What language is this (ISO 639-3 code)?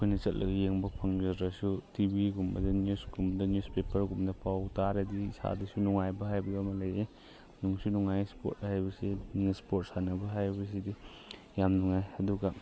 mni